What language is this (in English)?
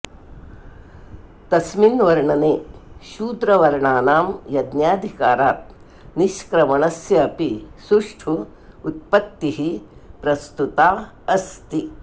Sanskrit